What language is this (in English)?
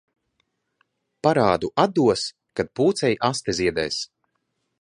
Latvian